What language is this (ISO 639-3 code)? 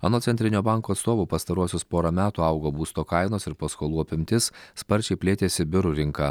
lit